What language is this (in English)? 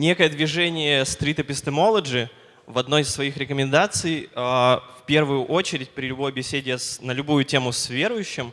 Russian